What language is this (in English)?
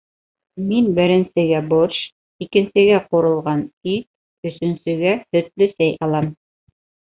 Bashkir